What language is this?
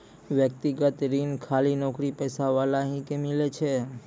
Maithili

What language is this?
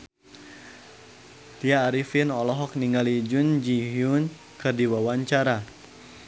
Sundanese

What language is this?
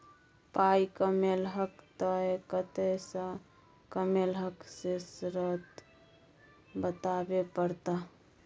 Maithili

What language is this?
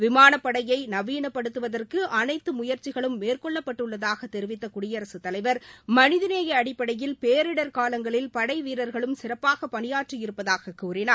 Tamil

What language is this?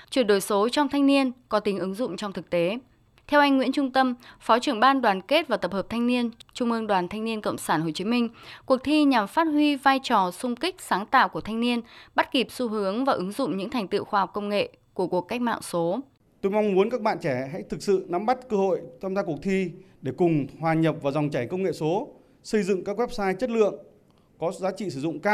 Vietnamese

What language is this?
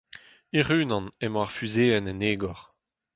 Breton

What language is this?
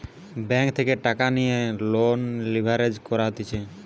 Bangla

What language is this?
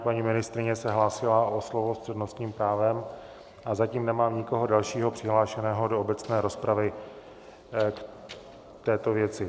Czech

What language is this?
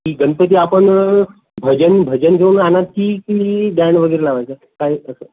Marathi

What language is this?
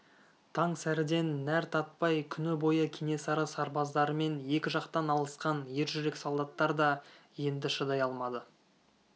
Kazakh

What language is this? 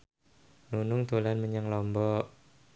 Javanese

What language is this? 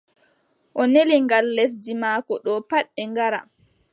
Adamawa Fulfulde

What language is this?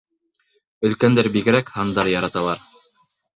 Bashkir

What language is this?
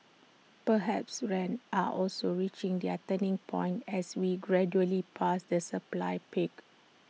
English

